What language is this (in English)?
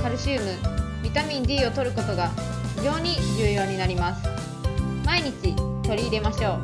Japanese